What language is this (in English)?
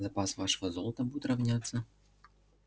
Russian